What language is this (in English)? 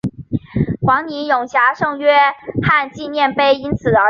Chinese